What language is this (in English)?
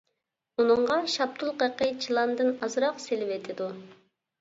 Uyghur